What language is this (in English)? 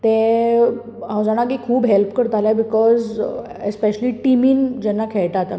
Konkani